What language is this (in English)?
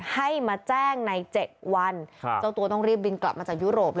Thai